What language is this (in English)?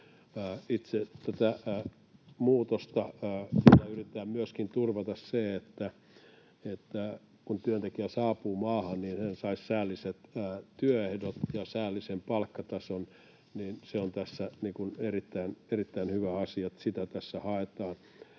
Finnish